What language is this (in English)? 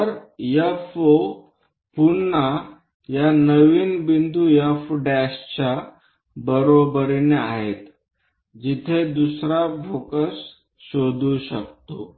Marathi